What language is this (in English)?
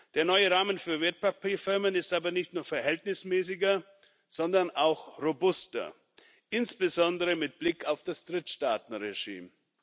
German